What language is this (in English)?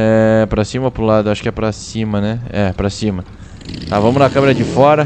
Portuguese